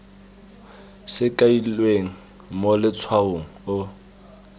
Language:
Tswana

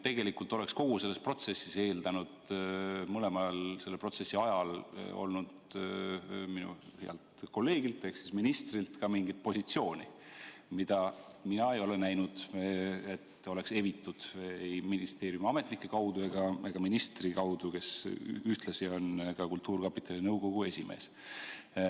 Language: Estonian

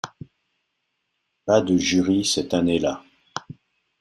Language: French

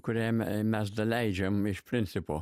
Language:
Lithuanian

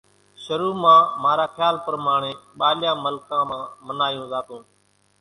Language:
Kachi Koli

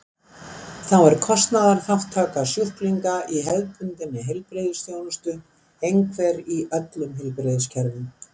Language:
Icelandic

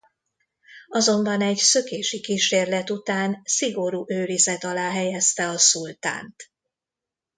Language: Hungarian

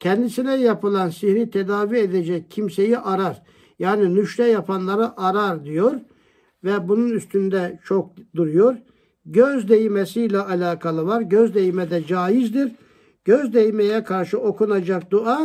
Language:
Turkish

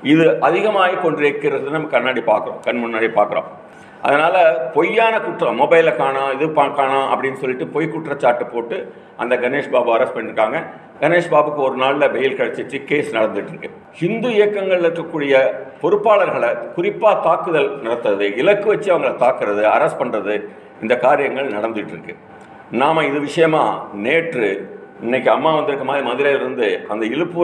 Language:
Tamil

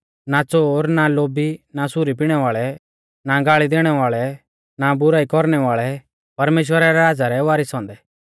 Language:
Mahasu Pahari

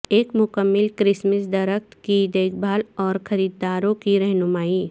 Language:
Urdu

